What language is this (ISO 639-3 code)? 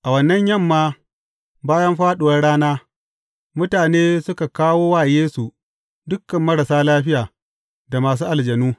hau